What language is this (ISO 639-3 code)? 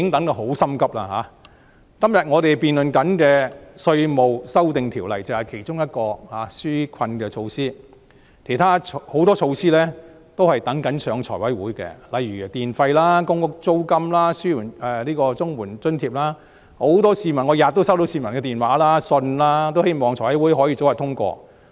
yue